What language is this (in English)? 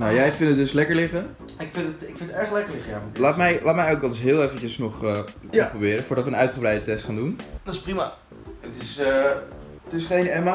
Dutch